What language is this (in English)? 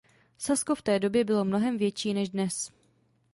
Czech